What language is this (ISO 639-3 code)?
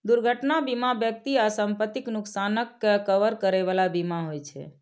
mai